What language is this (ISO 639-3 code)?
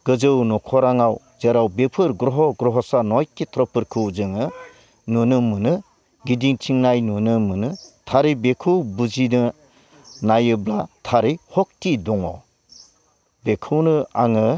brx